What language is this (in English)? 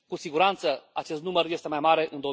Romanian